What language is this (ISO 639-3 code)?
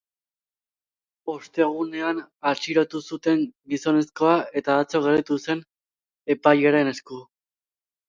eus